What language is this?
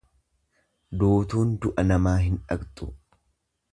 Oromo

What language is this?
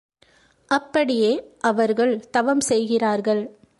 Tamil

